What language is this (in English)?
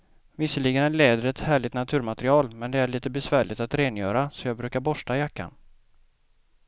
Swedish